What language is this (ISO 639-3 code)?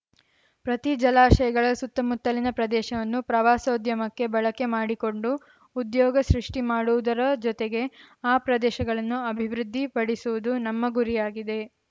kan